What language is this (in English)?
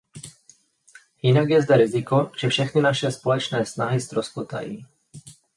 Czech